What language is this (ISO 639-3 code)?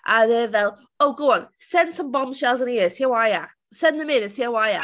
cym